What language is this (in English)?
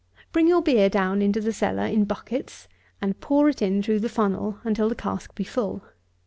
English